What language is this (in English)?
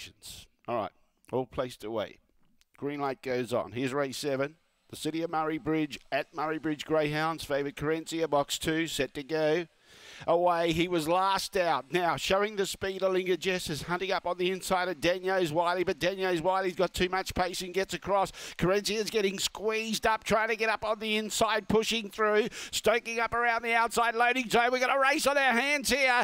English